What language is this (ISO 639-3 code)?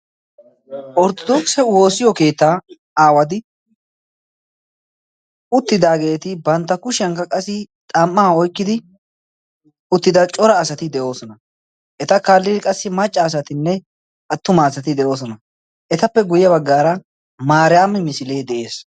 wal